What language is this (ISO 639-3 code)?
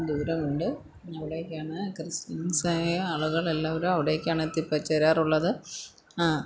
mal